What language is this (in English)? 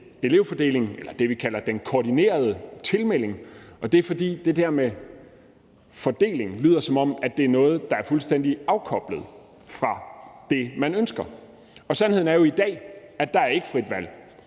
Danish